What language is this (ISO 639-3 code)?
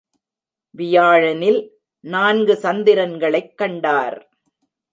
tam